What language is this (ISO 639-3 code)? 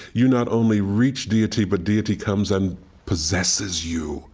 eng